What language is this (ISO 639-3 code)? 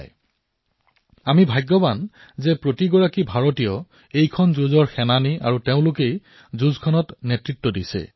asm